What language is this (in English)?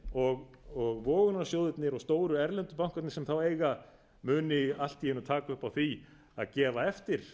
Icelandic